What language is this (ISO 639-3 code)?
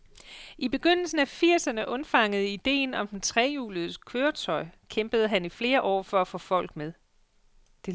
dan